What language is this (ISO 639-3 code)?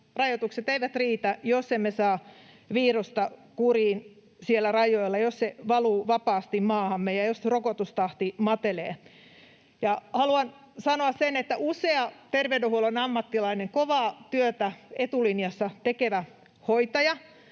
fin